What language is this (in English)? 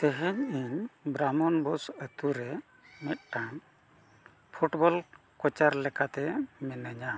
Santali